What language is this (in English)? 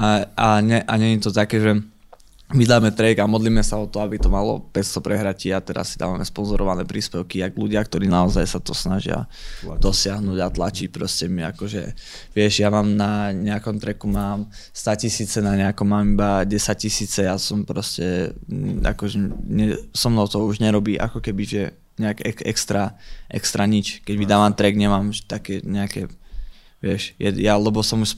Czech